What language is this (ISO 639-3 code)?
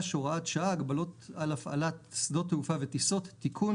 heb